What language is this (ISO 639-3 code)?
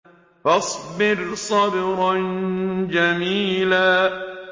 ara